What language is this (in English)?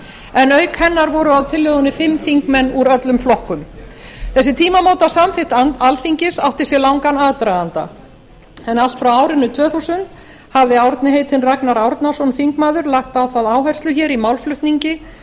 Icelandic